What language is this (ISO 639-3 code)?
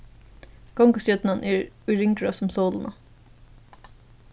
fao